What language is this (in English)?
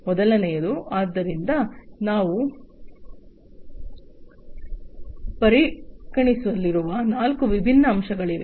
Kannada